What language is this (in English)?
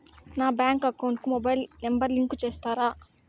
Telugu